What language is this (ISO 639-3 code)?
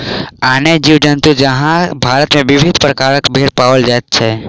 mai